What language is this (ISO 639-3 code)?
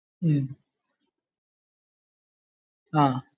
mal